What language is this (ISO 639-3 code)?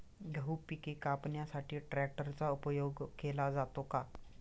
mar